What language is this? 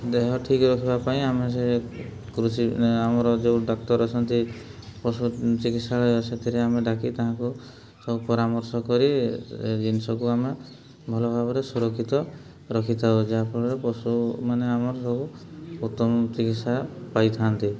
Odia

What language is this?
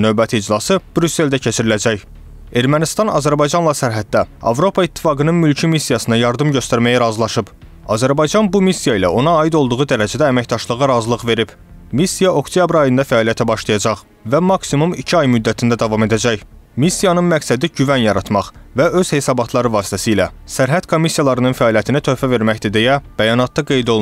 Turkish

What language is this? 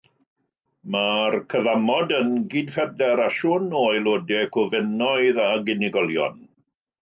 Welsh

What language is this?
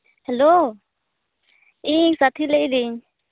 Santali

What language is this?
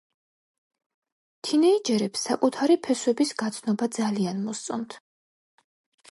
Georgian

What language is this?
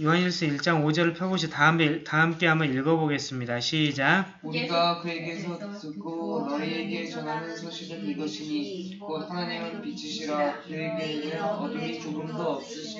Korean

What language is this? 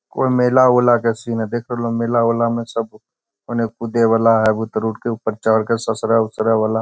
Magahi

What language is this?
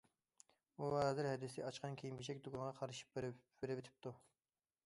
Uyghur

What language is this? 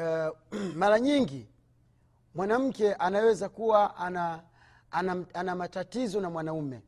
Swahili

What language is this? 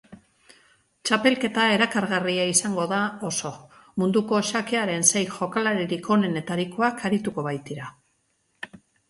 Basque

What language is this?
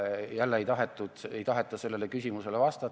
Estonian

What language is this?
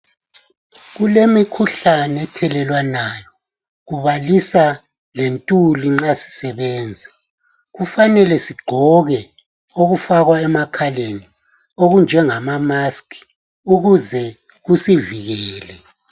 North Ndebele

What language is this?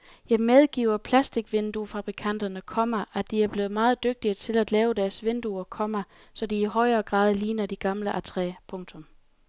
Danish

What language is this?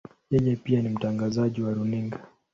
Swahili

